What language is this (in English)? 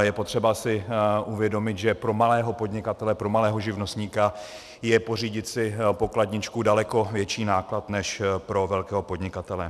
Czech